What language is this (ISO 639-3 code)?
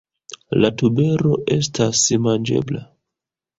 epo